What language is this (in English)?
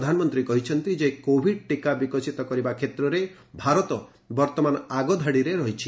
Odia